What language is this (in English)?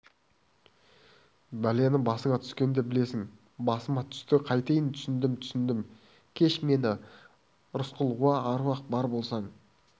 Kazakh